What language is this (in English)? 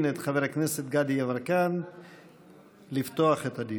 Hebrew